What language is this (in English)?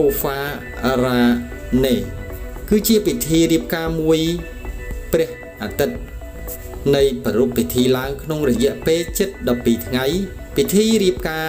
Thai